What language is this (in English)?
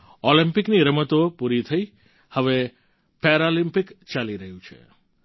Gujarati